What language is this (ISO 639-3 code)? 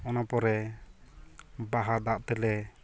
sat